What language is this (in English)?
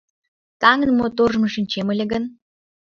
Mari